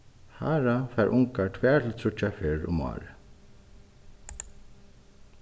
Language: Faroese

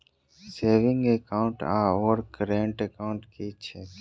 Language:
Maithili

